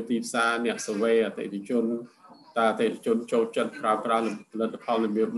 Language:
Thai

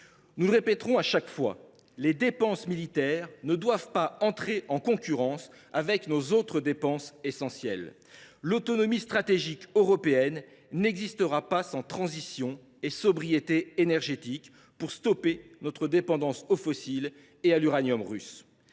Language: French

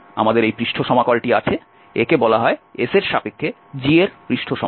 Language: Bangla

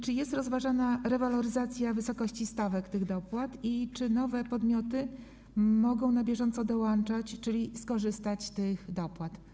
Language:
Polish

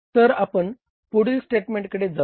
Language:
Marathi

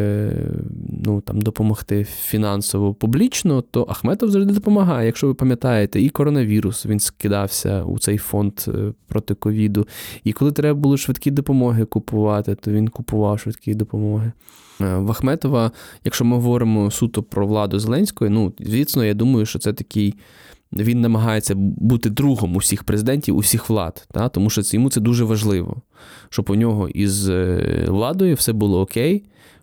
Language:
Ukrainian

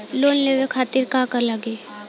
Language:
Bhojpuri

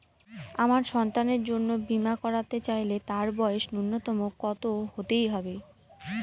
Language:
Bangla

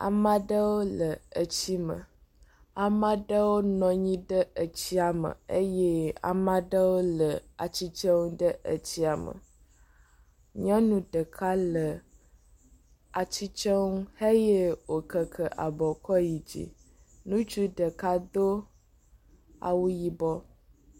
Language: Ewe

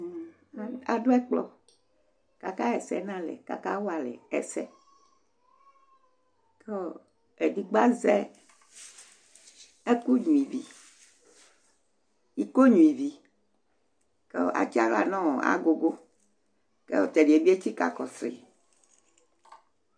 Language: Ikposo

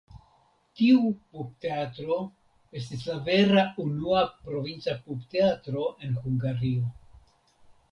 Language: Esperanto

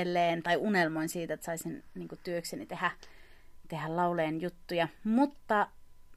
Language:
Finnish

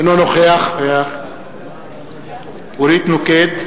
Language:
Hebrew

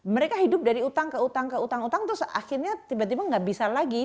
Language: Indonesian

